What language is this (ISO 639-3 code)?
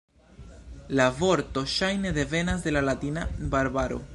epo